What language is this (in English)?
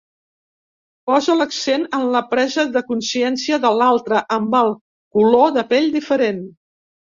Catalan